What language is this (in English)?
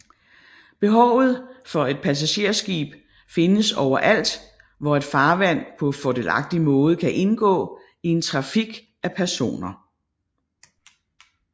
Danish